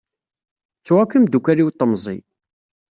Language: Kabyle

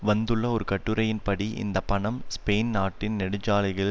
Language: Tamil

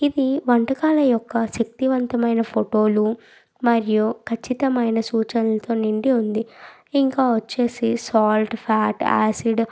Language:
Telugu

